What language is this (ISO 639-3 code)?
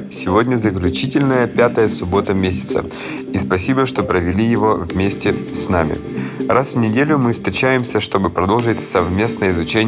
rus